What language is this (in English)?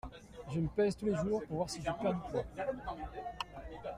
French